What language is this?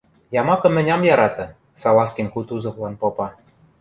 Western Mari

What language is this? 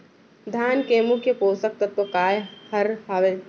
Chhattisgarhi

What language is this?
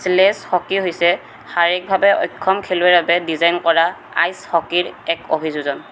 Assamese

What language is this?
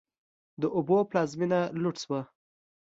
Pashto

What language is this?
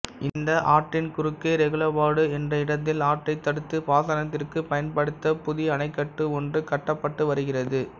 Tamil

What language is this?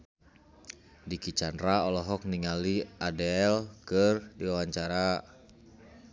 Sundanese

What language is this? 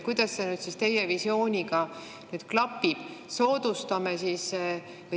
Estonian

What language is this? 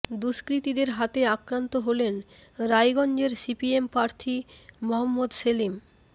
Bangla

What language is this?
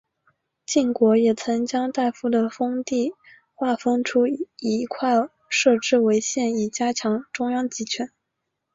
Chinese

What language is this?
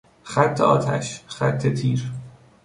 Persian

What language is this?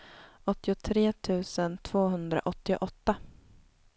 Swedish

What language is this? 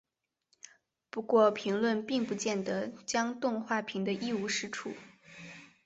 Chinese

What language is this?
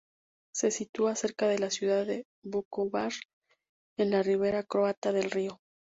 Spanish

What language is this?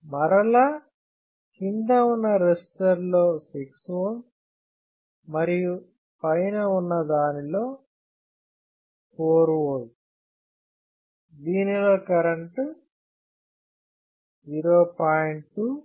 Telugu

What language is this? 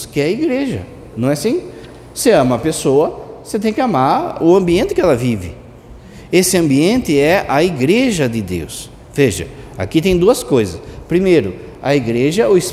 Portuguese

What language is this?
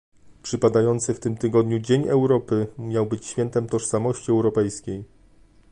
Polish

